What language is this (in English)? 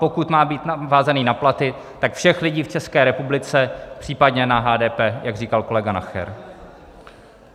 Czech